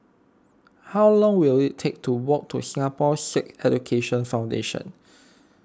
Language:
English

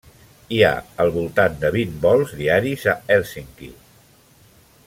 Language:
Catalan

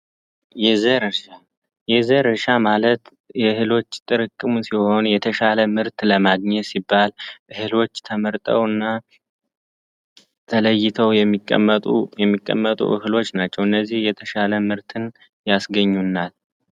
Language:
Amharic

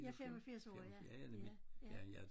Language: Danish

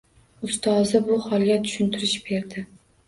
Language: Uzbek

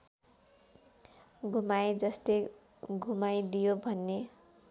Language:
Nepali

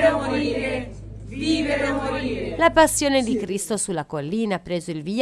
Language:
Italian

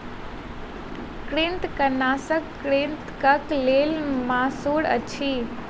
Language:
Maithili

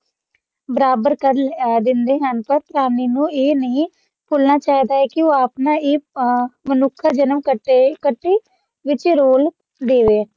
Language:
Punjabi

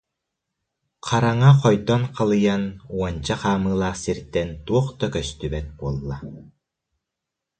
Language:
Yakut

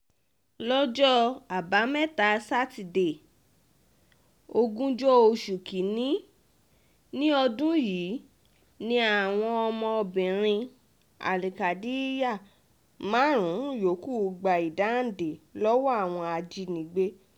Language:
Yoruba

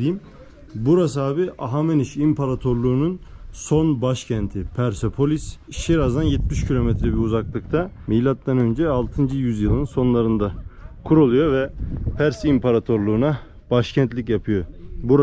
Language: Turkish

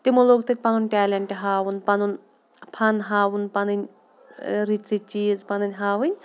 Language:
Kashmiri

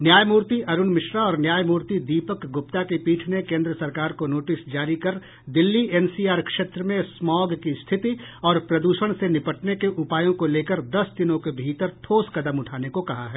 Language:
Hindi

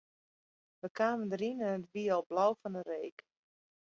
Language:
Western Frisian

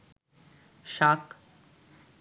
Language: Bangla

